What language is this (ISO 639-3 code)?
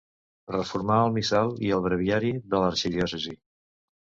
cat